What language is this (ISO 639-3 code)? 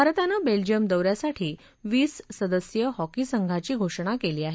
mar